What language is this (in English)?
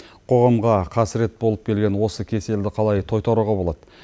Kazakh